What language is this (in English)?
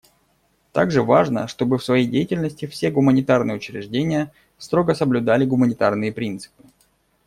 Russian